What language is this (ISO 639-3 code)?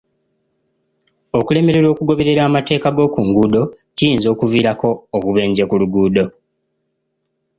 lug